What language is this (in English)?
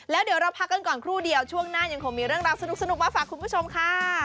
Thai